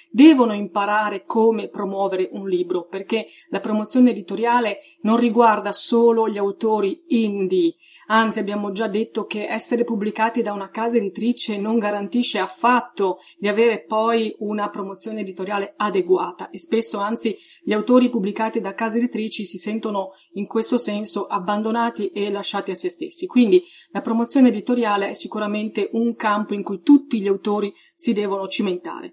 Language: Italian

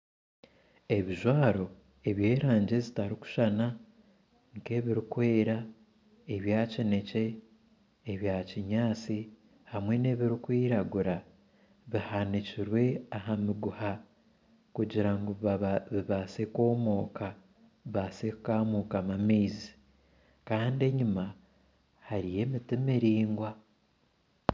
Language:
Nyankole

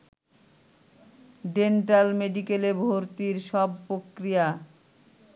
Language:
Bangla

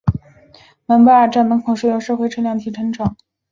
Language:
Chinese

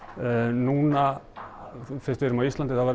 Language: Icelandic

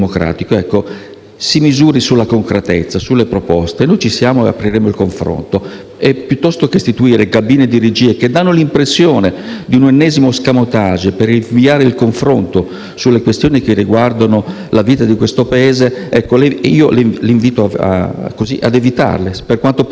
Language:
Italian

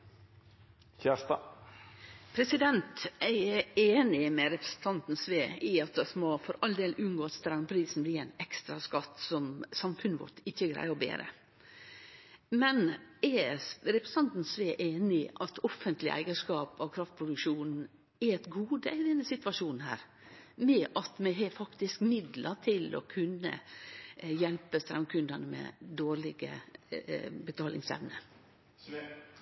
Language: Norwegian Nynorsk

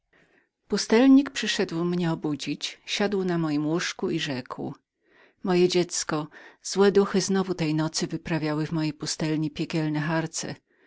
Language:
Polish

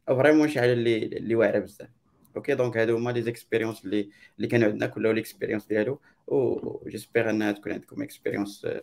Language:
Arabic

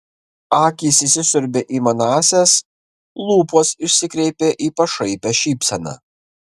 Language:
Lithuanian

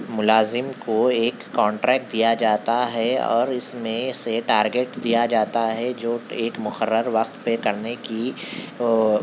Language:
Urdu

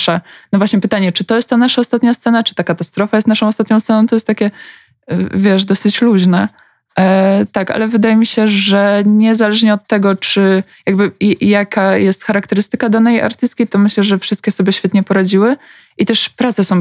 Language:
Polish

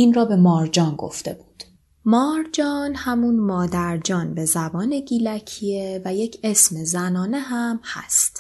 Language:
Persian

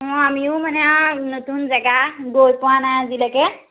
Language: Assamese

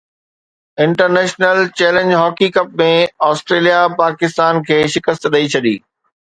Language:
Sindhi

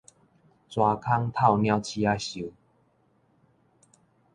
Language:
Min Nan Chinese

